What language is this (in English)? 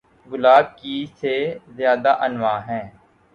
Urdu